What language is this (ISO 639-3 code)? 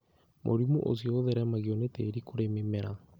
kik